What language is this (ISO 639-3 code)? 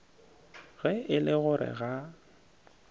nso